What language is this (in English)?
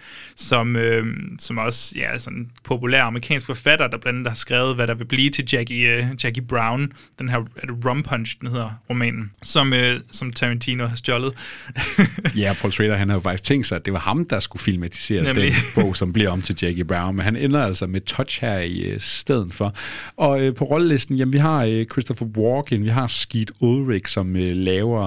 Danish